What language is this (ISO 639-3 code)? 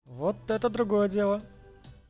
rus